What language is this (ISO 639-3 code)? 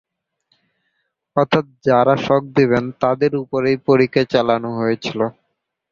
ben